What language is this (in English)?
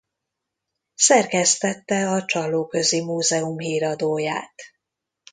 Hungarian